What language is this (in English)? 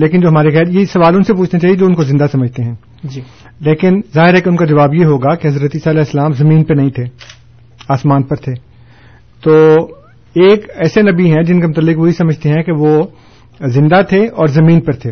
Urdu